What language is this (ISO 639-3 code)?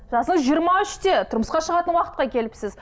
kaz